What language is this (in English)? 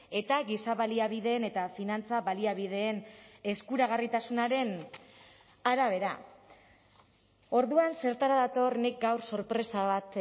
Basque